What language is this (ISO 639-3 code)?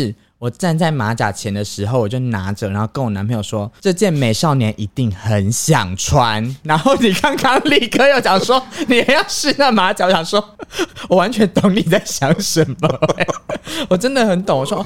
zho